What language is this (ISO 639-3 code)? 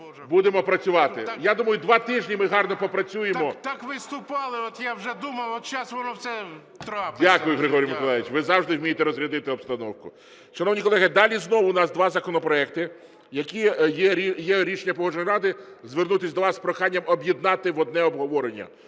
ukr